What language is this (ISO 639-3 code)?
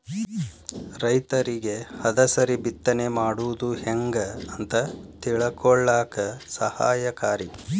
kan